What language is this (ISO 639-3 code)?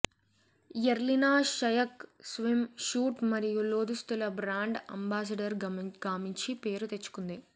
tel